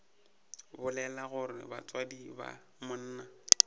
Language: Northern Sotho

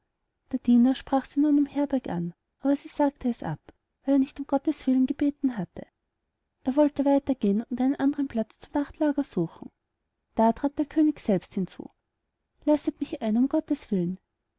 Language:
German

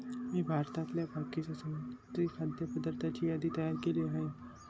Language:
Marathi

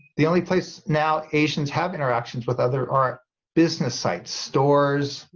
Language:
English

